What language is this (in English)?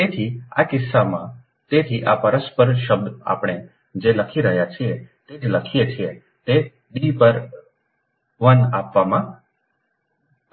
Gujarati